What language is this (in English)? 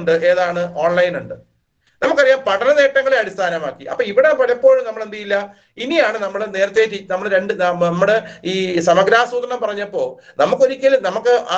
Malayalam